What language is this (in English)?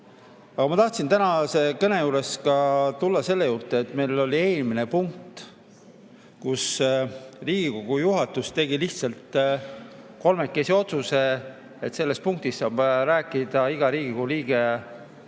Estonian